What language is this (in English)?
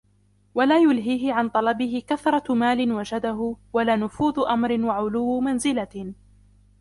Arabic